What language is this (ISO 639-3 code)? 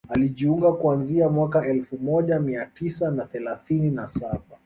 swa